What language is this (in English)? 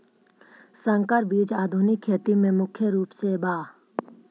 Magahi